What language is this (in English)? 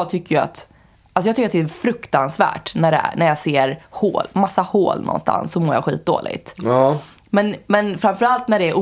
Swedish